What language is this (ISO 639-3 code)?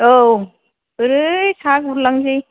brx